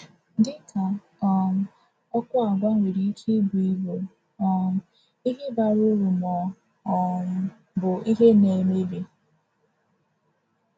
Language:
Igbo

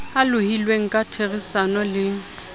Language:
Southern Sotho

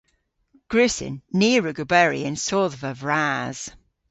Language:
Cornish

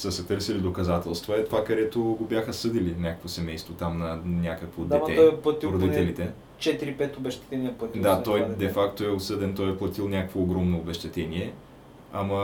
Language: Bulgarian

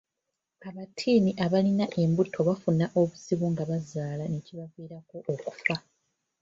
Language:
Ganda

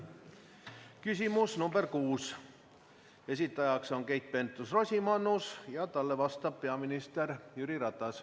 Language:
Estonian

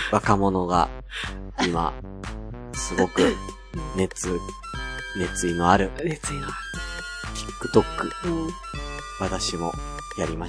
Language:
Japanese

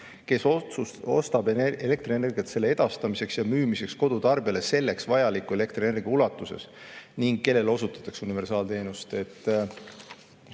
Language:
Estonian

